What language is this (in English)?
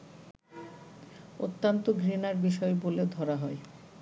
Bangla